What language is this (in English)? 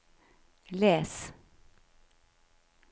Norwegian